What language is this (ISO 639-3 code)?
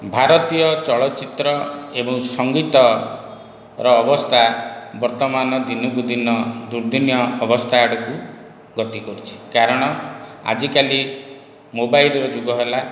ori